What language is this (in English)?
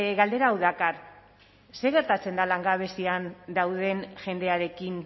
Basque